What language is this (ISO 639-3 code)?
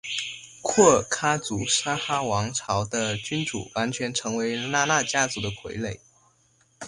zho